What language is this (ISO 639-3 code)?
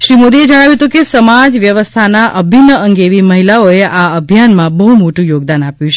guj